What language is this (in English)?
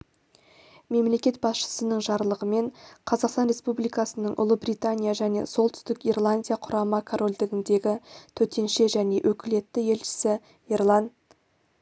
Kazakh